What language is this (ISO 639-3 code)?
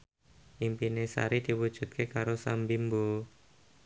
jav